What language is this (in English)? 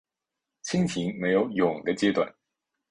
Chinese